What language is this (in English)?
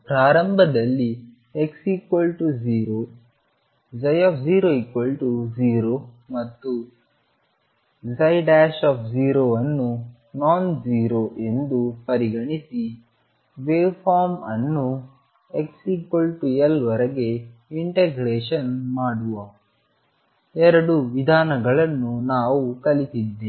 Kannada